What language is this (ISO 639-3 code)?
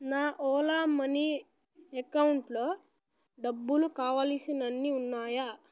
tel